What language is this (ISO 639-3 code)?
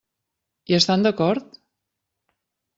cat